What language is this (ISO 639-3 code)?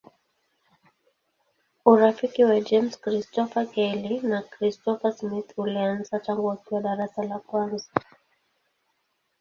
swa